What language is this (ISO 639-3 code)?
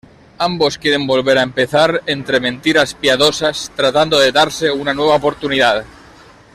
spa